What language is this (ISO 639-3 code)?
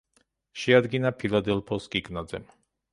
kat